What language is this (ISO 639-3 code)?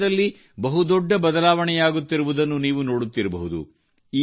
kan